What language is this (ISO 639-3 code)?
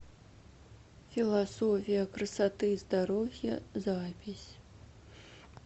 rus